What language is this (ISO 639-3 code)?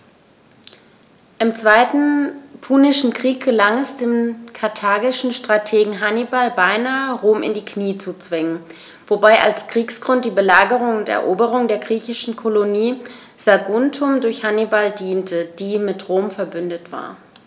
deu